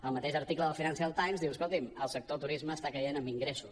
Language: Catalan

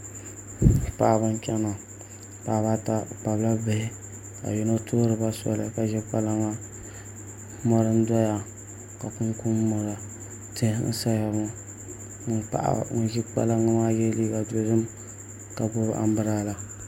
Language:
Dagbani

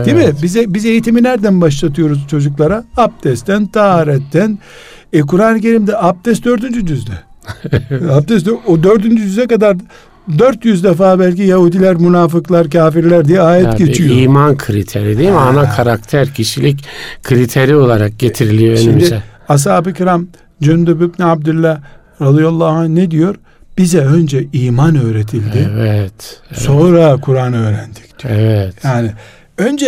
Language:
Turkish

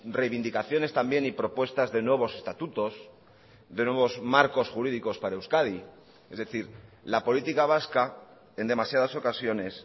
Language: Spanish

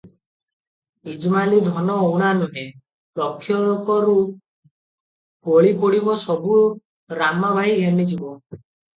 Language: Odia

